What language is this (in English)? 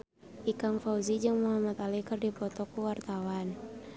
Sundanese